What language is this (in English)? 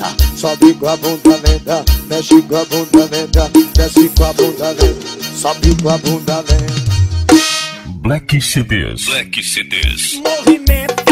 Portuguese